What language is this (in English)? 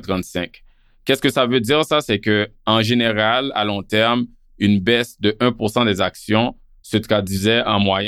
French